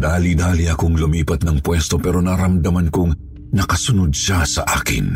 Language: Filipino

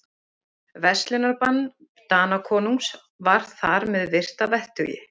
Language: Icelandic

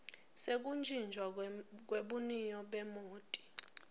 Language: Swati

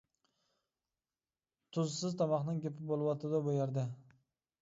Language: Uyghur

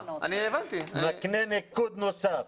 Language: Hebrew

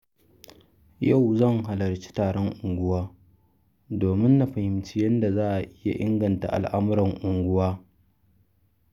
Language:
Hausa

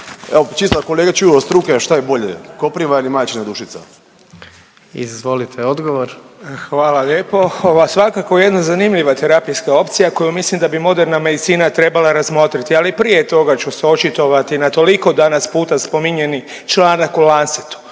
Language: Croatian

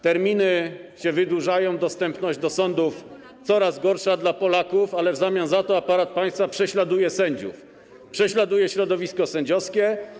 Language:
Polish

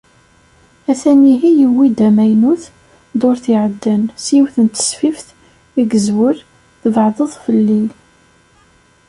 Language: Kabyle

